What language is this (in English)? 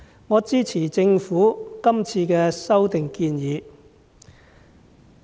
Cantonese